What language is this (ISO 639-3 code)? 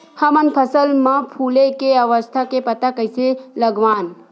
hne